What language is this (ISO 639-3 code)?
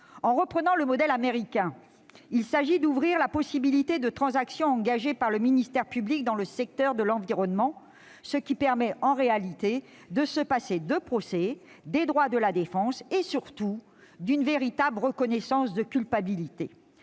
fra